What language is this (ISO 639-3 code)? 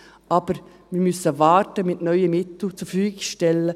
gsw